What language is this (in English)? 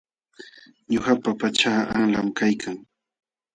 Jauja Wanca Quechua